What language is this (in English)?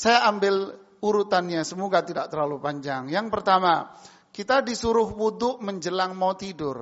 Indonesian